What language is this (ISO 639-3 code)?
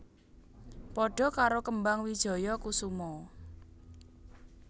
jav